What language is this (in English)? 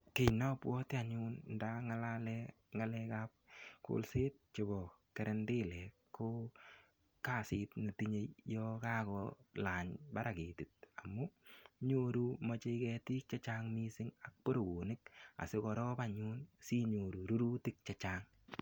Kalenjin